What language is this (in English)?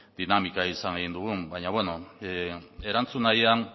Basque